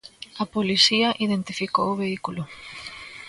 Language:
Galician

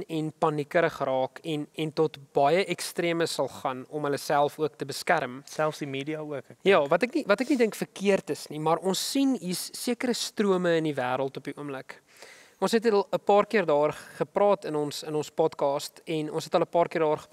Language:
Dutch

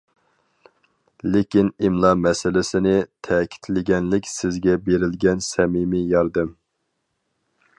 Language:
Uyghur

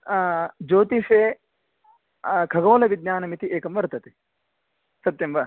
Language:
Sanskrit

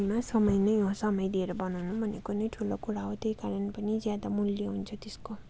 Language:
Nepali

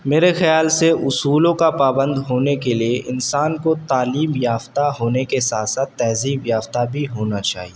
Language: Urdu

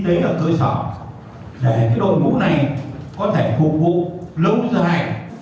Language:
Vietnamese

